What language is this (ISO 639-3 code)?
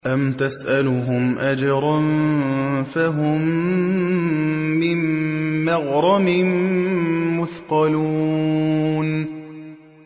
ara